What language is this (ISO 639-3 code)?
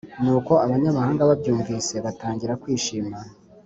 kin